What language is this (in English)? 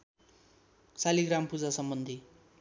Nepali